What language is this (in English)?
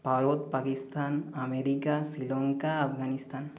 Bangla